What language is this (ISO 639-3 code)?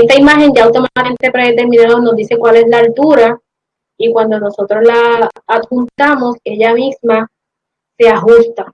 spa